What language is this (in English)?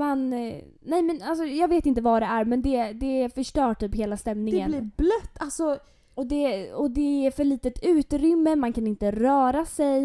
Swedish